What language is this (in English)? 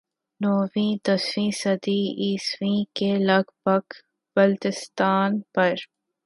Urdu